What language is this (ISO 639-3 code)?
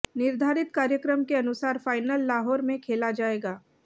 hin